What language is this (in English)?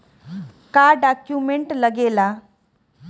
Bhojpuri